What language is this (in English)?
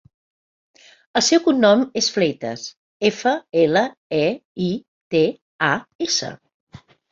Catalan